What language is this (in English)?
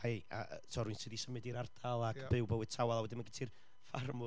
Welsh